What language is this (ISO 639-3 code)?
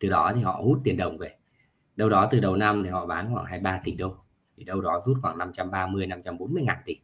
vie